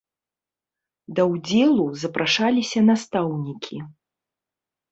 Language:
Belarusian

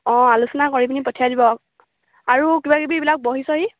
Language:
Assamese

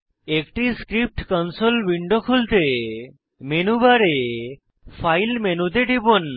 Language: Bangla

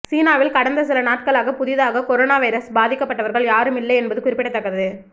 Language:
Tamil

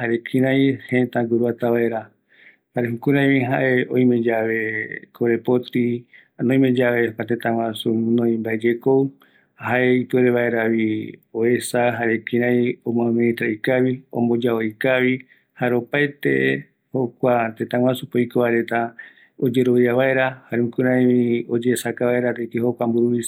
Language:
Eastern Bolivian Guaraní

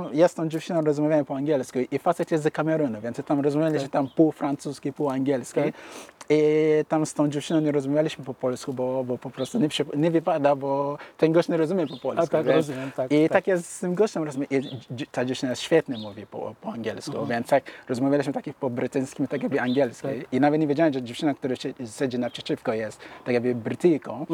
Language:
Polish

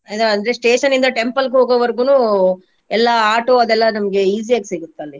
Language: Kannada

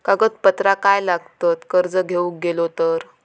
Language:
Marathi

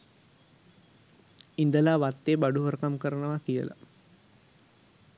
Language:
Sinhala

